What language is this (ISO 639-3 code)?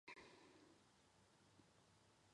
zho